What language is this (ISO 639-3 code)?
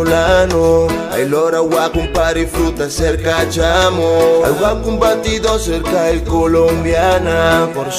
ell